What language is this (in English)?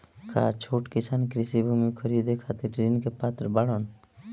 Bhojpuri